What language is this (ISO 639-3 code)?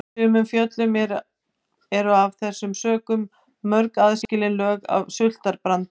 isl